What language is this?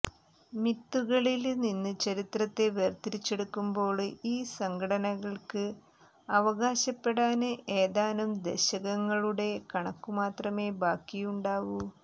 Malayalam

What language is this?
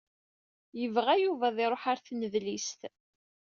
Kabyle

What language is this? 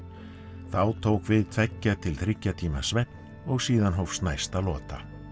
Icelandic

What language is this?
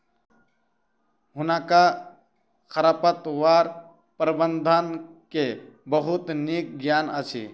Maithili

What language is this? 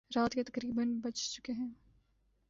Urdu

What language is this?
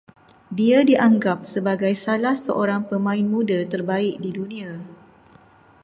Malay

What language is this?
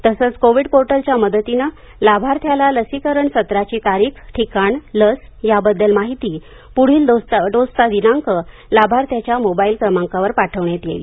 Marathi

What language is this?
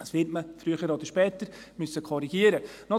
Swiss German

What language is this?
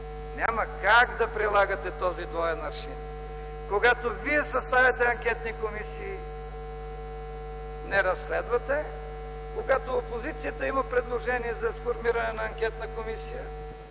Bulgarian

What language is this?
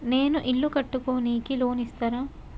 Telugu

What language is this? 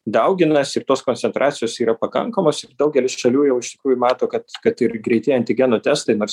Lithuanian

